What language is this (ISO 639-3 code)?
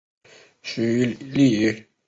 zho